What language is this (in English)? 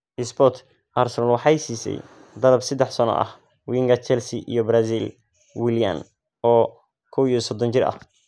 Somali